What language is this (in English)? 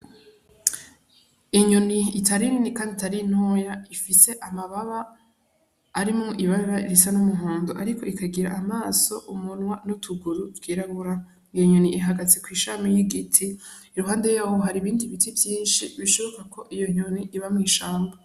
Rundi